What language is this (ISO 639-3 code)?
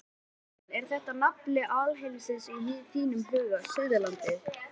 isl